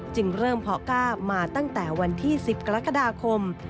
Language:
Thai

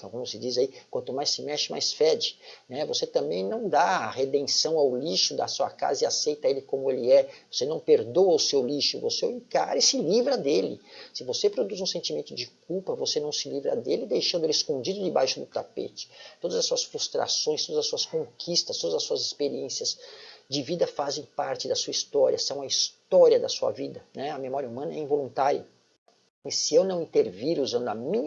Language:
Portuguese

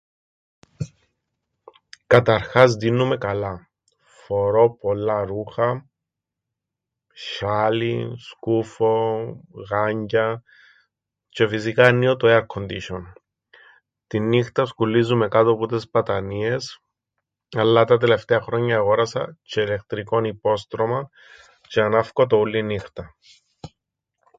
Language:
Greek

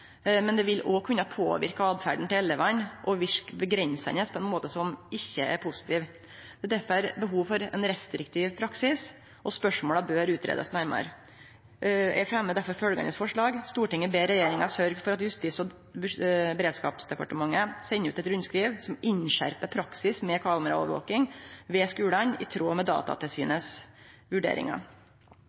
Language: Norwegian Nynorsk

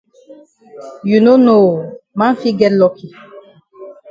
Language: Cameroon Pidgin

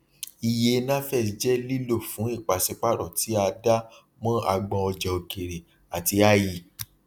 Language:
Yoruba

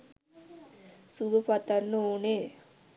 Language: Sinhala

